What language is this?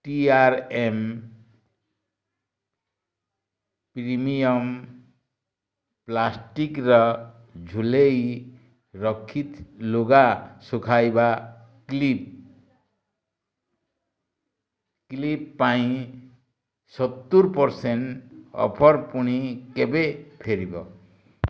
Odia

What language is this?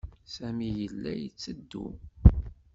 Kabyle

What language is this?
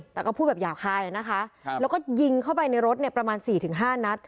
Thai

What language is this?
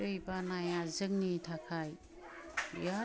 Bodo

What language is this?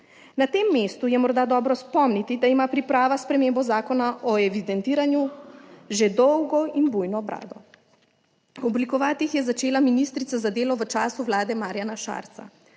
Slovenian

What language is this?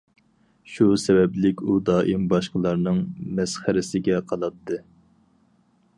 Uyghur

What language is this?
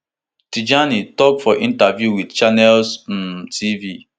Nigerian Pidgin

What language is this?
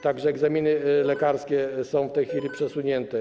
Polish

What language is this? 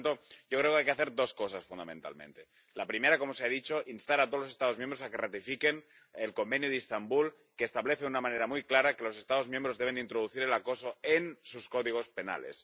Spanish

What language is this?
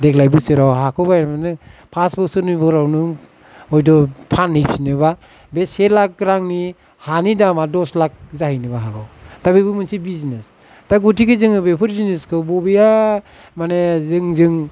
Bodo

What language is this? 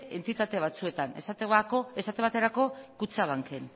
Basque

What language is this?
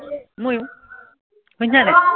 Assamese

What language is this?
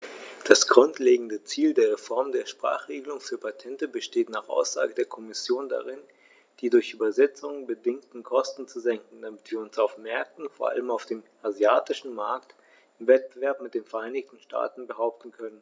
German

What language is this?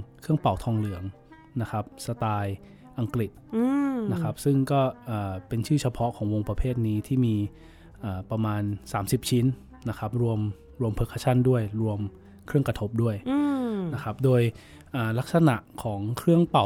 Thai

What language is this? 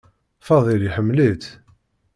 Kabyle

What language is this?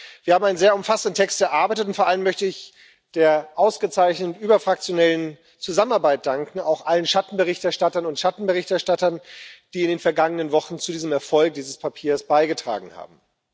German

